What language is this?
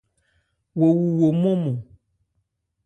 Ebrié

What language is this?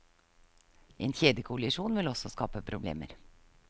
Norwegian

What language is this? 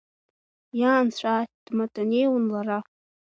Abkhazian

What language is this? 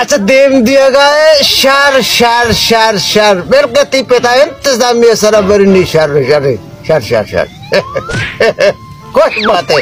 Romanian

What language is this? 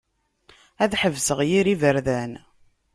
Kabyle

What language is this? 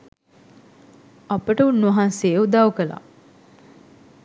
Sinhala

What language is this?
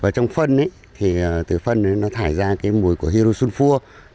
Vietnamese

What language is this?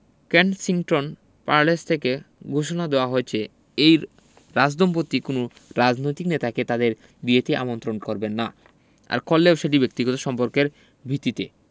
Bangla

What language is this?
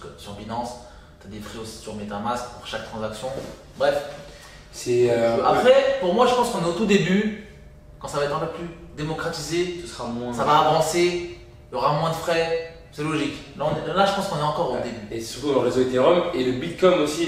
French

